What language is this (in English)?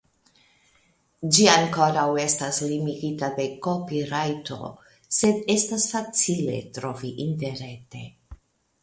Esperanto